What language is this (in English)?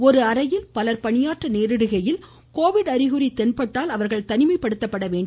Tamil